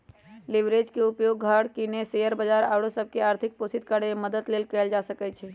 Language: Magahi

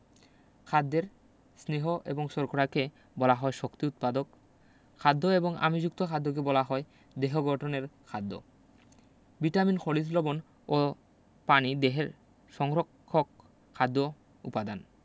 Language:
Bangla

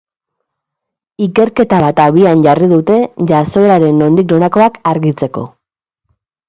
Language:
Basque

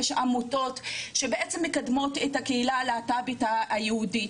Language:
Hebrew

